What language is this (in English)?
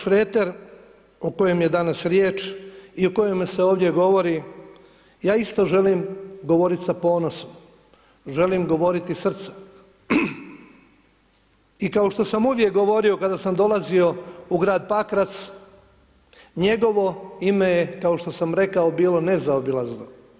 Croatian